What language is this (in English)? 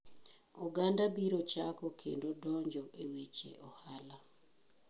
Luo (Kenya and Tanzania)